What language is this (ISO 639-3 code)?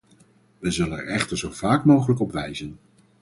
nld